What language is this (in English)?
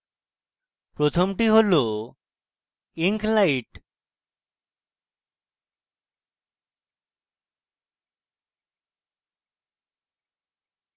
Bangla